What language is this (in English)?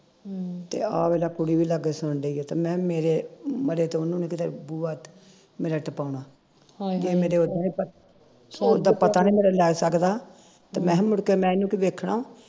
Punjabi